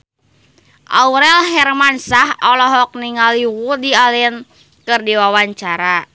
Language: Sundanese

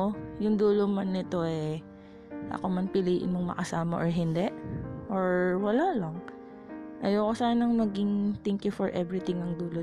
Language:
Filipino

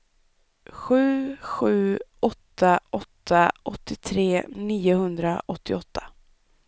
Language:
Swedish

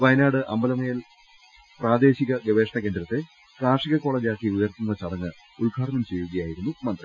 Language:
Malayalam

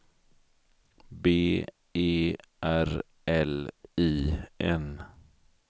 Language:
Swedish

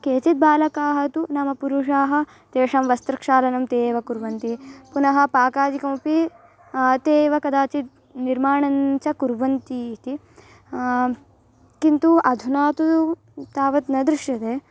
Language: Sanskrit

